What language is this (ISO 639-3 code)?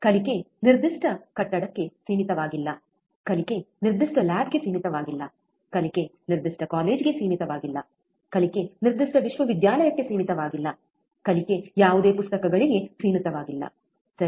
kan